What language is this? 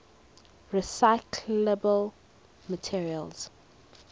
English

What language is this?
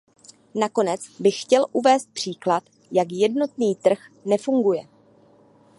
Czech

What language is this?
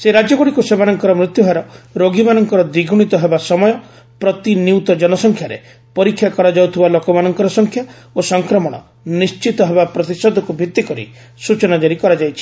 Odia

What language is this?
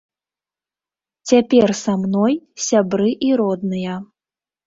Belarusian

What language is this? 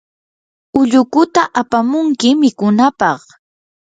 Yanahuanca Pasco Quechua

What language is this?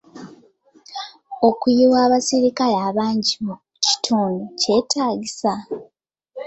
Ganda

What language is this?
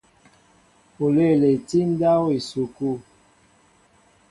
Mbo (Cameroon)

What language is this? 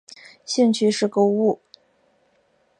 Chinese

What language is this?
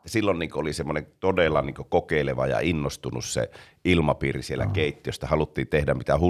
Finnish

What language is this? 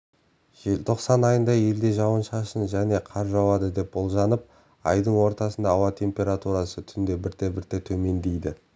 Kazakh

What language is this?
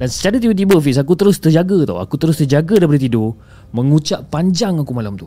Malay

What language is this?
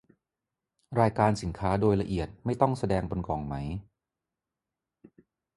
Thai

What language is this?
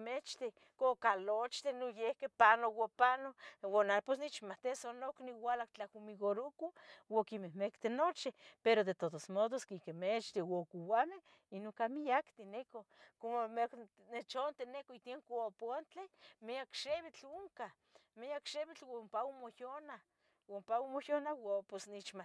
Tetelcingo Nahuatl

